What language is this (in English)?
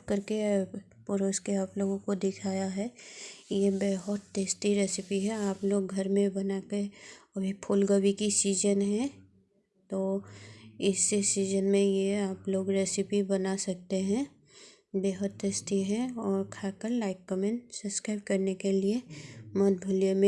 Hindi